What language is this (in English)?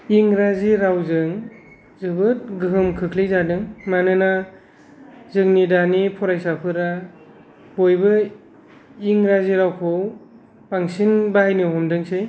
Bodo